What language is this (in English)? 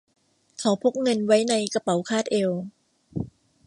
Thai